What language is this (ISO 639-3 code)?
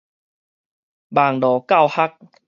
nan